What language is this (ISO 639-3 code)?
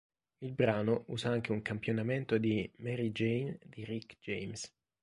ita